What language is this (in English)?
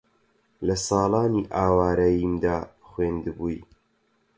Central Kurdish